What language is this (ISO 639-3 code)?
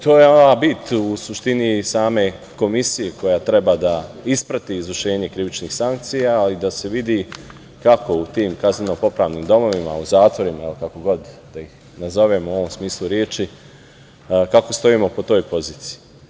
srp